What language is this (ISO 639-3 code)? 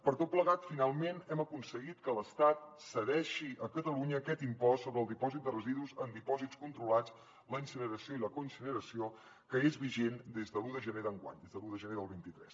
cat